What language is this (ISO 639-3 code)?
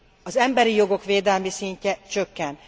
hun